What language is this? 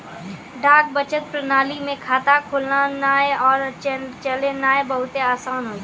Maithili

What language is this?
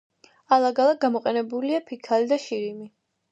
Georgian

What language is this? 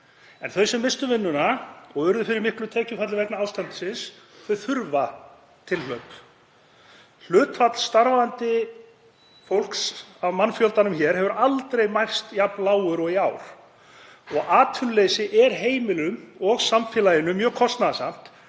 Icelandic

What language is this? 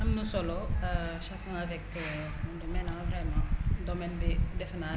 Wolof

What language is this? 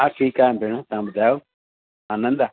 Sindhi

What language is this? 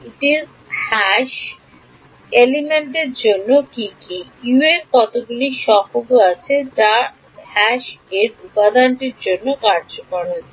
Bangla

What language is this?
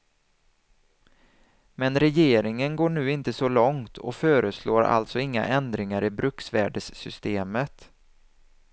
Swedish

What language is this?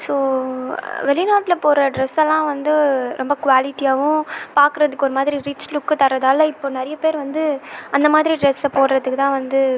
Tamil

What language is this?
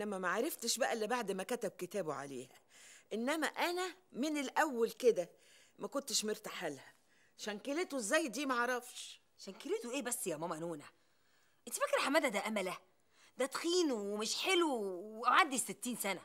Arabic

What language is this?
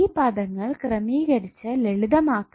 Malayalam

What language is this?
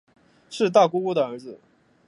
Chinese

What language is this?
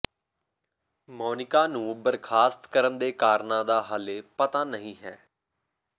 Punjabi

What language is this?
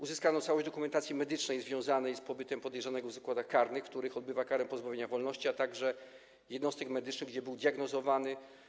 Polish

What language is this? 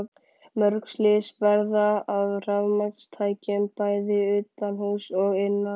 Icelandic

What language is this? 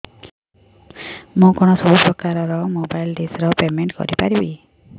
Odia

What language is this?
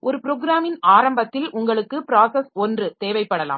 Tamil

